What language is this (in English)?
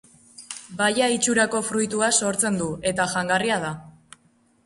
Basque